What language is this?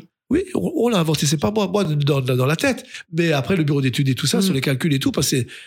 French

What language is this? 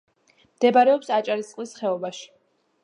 Georgian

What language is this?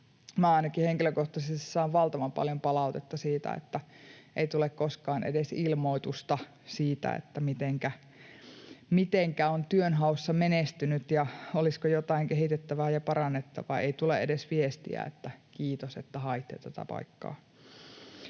Finnish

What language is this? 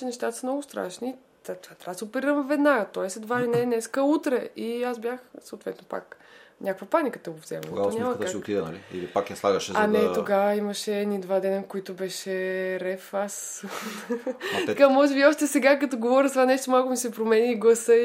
Bulgarian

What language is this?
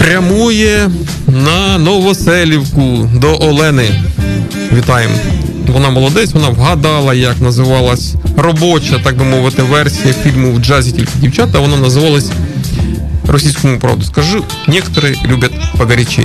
Ukrainian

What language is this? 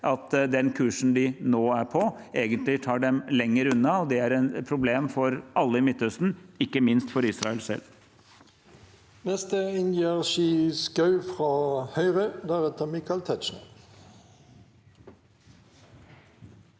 Norwegian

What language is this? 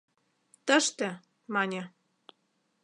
Mari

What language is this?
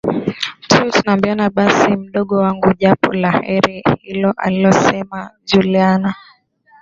Swahili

